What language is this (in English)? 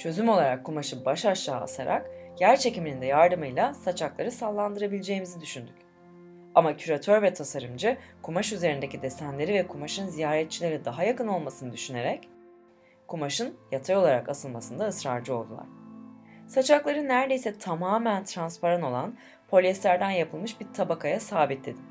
Turkish